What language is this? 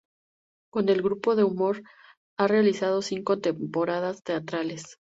Spanish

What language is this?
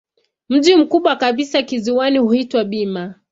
Swahili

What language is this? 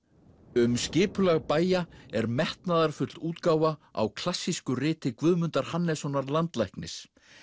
Icelandic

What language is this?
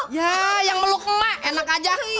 Indonesian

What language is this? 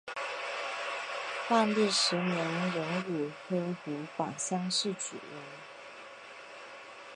Chinese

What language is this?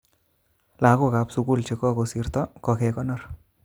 Kalenjin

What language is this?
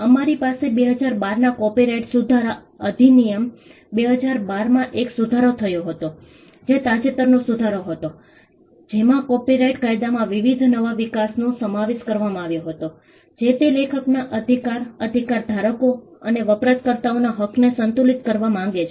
Gujarati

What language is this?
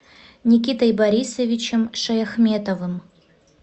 Russian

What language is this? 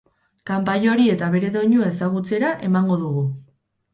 Basque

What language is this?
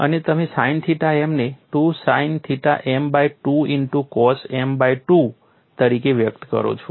Gujarati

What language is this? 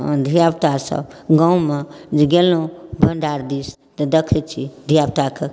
Maithili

